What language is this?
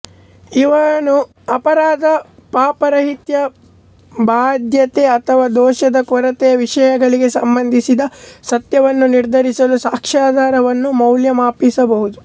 Kannada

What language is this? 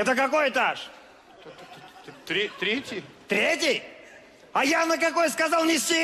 Russian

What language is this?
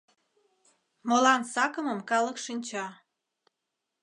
Mari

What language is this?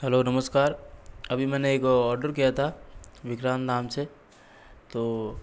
Hindi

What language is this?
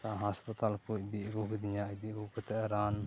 Santali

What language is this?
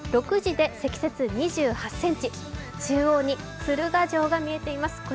Japanese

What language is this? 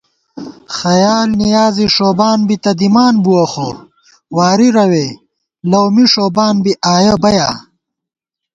Gawar-Bati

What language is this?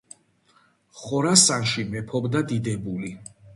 Georgian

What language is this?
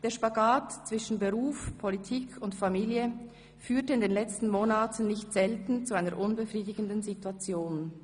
Swiss German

